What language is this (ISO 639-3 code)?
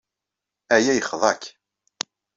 kab